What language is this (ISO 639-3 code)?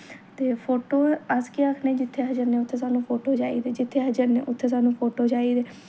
doi